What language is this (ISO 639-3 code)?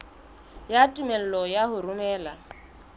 sot